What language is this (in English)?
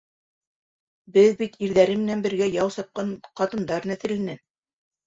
Bashkir